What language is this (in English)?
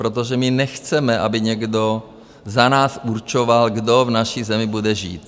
Czech